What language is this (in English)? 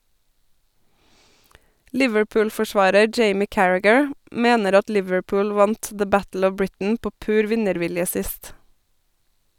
Norwegian